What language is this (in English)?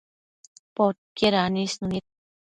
Matsés